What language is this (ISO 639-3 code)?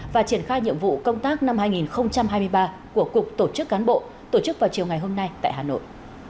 vie